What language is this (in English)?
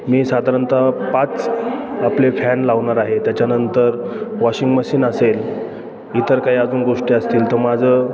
Marathi